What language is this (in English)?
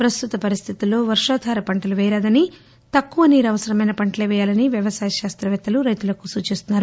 Telugu